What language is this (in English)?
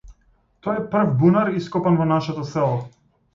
Macedonian